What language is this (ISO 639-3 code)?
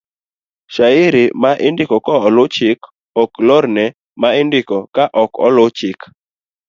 luo